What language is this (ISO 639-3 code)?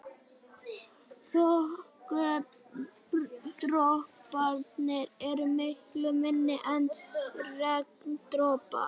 isl